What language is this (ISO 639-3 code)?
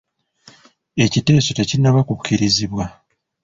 lug